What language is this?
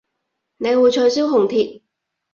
Cantonese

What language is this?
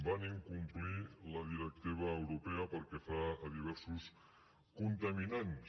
Catalan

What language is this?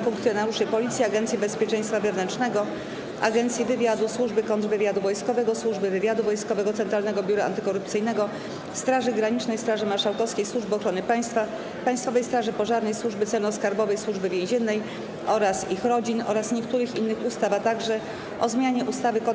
Polish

